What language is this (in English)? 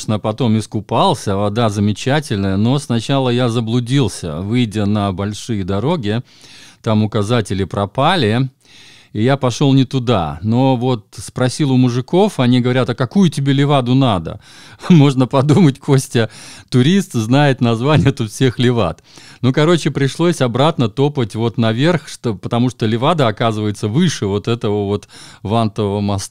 Russian